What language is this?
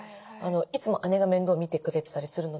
Japanese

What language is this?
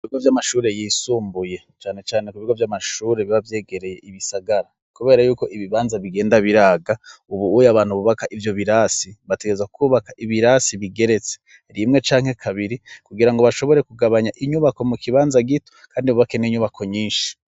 Rundi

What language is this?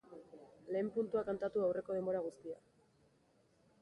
Basque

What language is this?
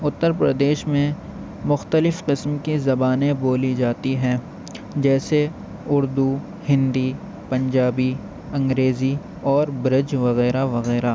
Urdu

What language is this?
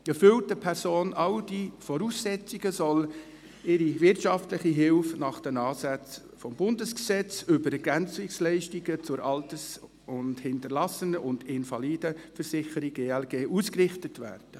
Swiss German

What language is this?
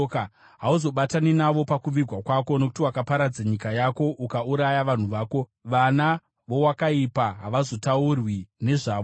Shona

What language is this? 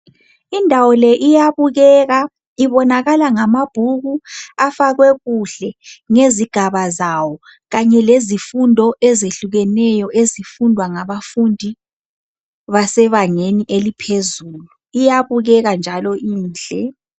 North Ndebele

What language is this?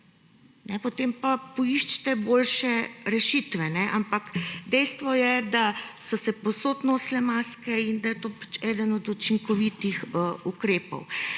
Slovenian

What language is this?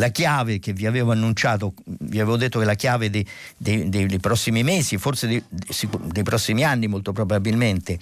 Italian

